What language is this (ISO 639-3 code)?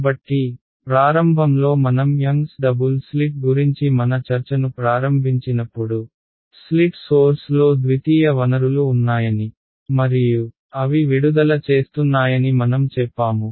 tel